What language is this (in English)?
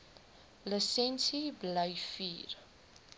Afrikaans